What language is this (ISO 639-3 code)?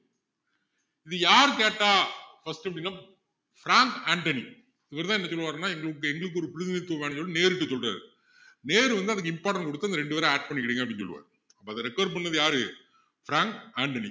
tam